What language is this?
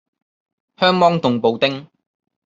Cantonese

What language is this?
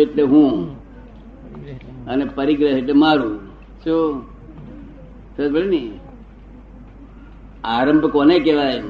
Gujarati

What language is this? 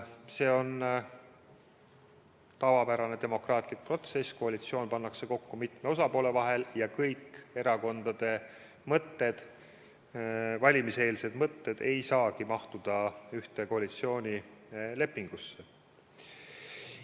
Estonian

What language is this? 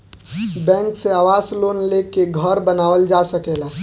Bhojpuri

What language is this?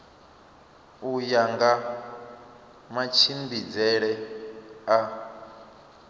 Venda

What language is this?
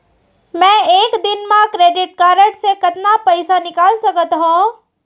Chhattisgarhi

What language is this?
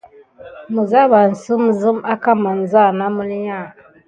Gidar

